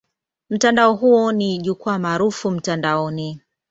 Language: Swahili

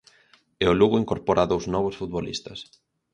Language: Galician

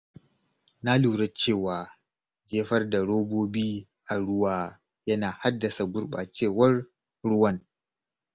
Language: Hausa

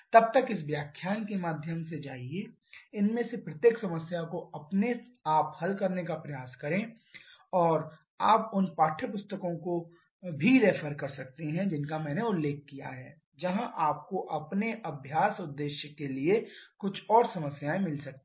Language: Hindi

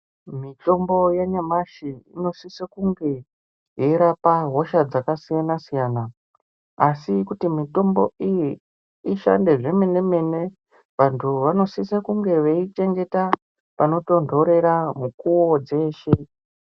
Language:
Ndau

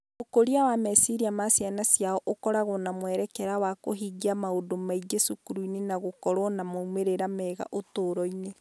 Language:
Kikuyu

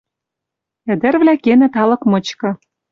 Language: Western Mari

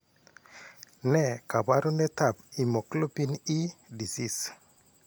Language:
Kalenjin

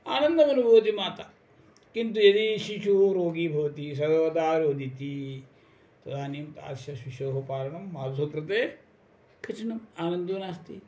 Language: Sanskrit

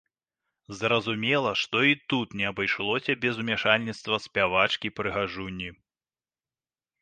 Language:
Belarusian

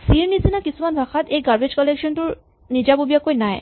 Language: Assamese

